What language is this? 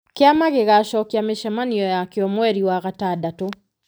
Kikuyu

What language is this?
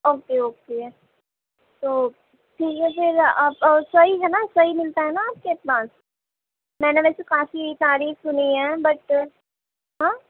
Urdu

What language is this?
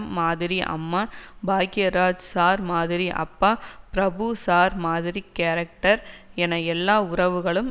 Tamil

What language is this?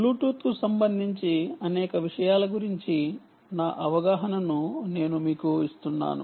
Telugu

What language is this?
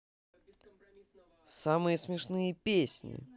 Russian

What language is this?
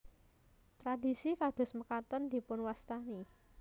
Javanese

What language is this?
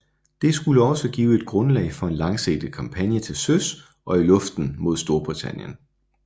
Danish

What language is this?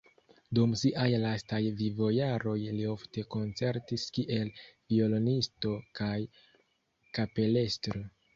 Esperanto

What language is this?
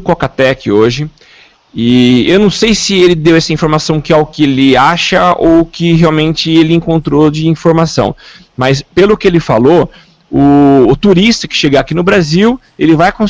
Portuguese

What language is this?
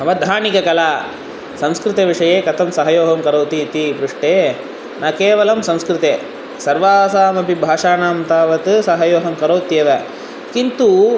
Sanskrit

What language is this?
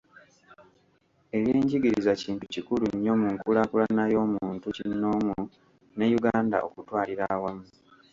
Ganda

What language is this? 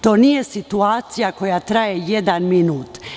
Serbian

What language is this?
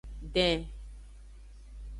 Aja (Benin)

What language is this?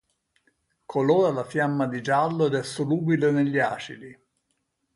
Italian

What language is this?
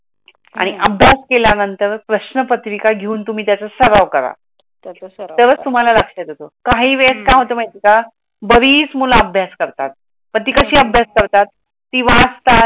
Marathi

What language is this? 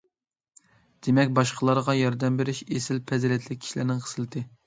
Uyghur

